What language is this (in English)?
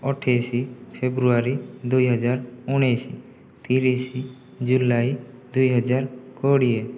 Odia